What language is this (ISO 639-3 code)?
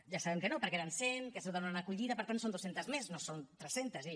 cat